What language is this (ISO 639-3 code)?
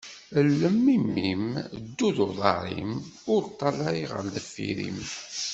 kab